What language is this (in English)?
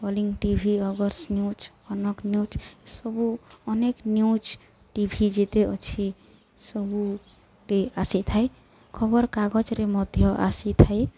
Odia